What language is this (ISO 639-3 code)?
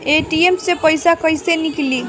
bho